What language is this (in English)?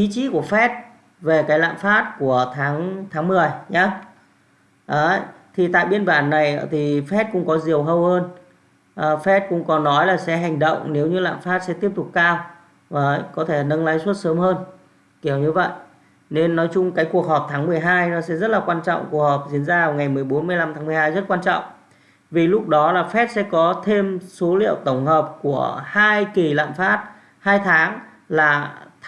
Vietnamese